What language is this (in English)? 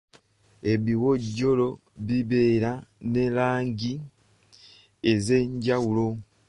Ganda